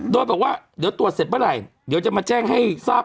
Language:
Thai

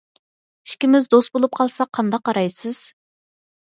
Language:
Uyghur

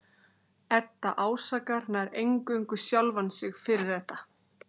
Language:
Icelandic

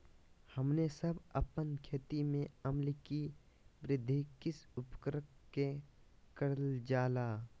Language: Magahi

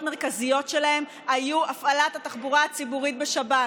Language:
Hebrew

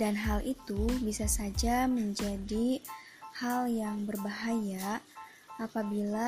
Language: Indonesian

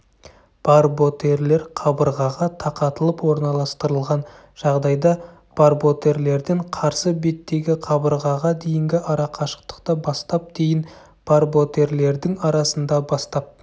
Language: Kazakh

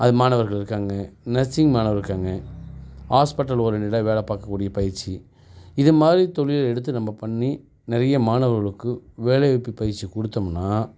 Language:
Tamil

